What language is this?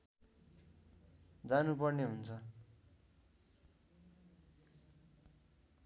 Nepali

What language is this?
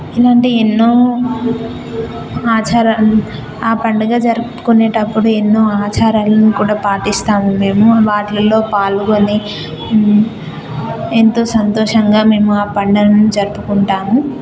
Telugu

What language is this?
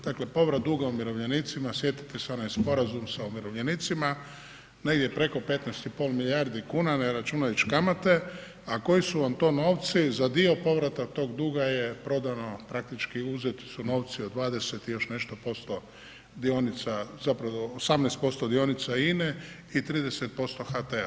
Croatian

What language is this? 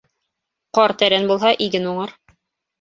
Bashkir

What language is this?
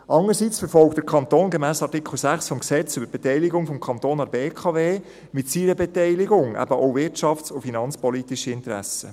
Swiss German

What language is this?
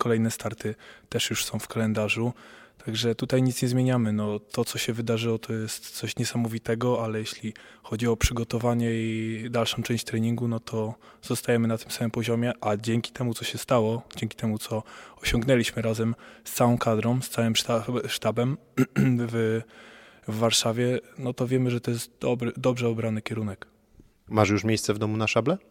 Polish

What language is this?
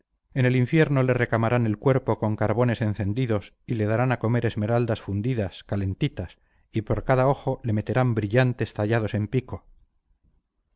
Spanish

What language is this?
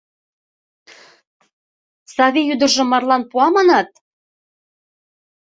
Mari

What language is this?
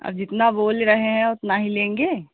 Hindi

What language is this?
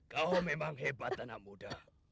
Indonesian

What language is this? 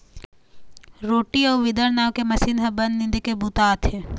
Chhattisgarhi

